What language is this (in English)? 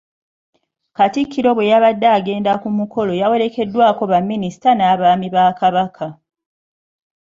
Ganda